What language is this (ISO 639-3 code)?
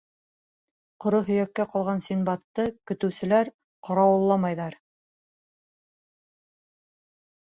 bak